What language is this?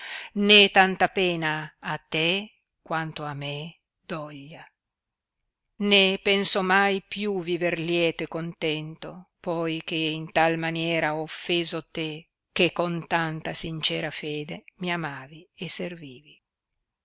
Italian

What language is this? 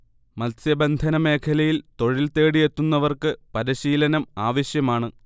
Malayalam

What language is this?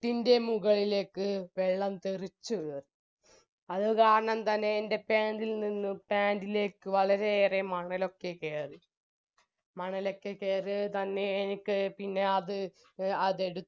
Malayalam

